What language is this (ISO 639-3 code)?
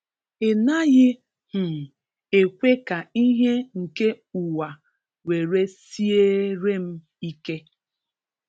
ibo